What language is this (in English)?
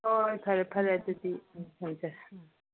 Manipuri